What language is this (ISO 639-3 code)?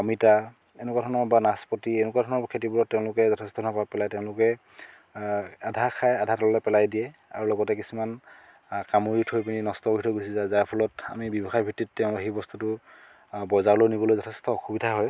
asm